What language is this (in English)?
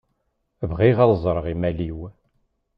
Kabyle